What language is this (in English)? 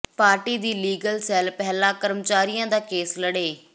Punjabi